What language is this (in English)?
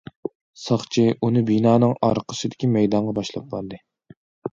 Uyghur